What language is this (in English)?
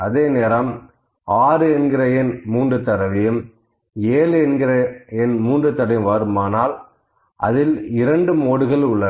Tamil